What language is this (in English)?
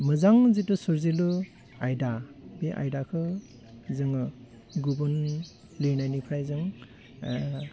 Bodo